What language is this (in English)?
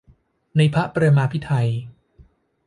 Thai